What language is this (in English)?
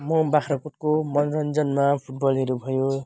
Nepali